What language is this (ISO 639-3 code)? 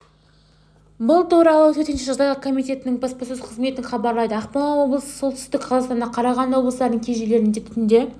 kaz